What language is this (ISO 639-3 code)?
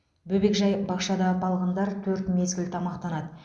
kaz